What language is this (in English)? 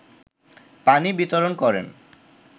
Bangla